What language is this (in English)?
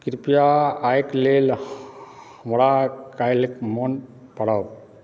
Maithili